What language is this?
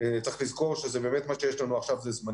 Hebrew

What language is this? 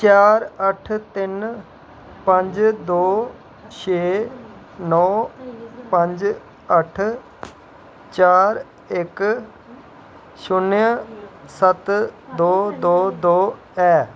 Dogri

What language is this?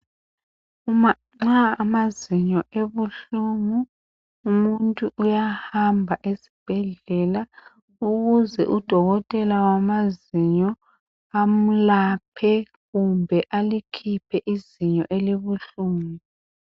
North Ndebele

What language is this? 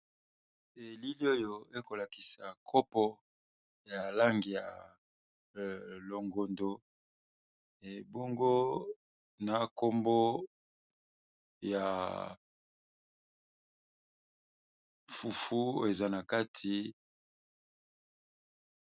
Lingala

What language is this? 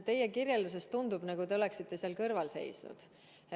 Estonian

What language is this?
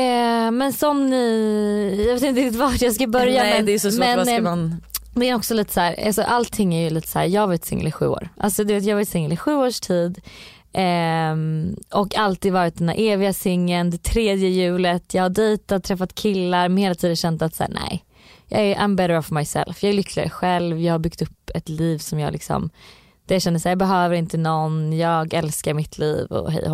Swedish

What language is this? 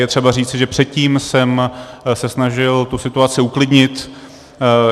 Czech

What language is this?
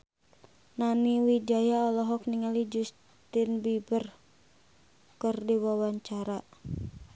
Sundanese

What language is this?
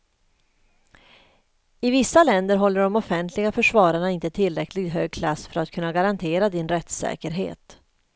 Swedish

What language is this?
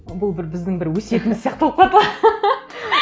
Kazakh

